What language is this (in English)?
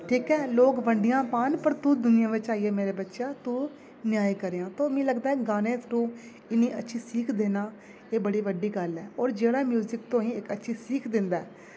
Dogri